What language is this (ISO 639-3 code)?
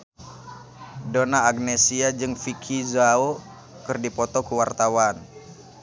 sun